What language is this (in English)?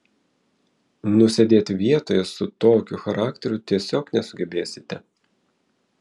Lithuanian